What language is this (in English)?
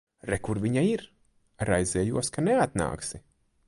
Latvian